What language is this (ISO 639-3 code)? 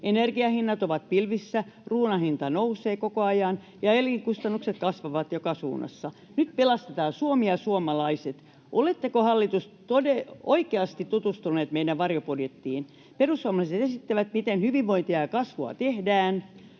fin